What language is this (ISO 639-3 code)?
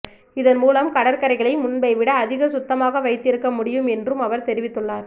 tam